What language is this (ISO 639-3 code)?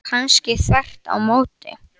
isl